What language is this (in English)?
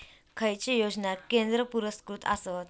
Marathi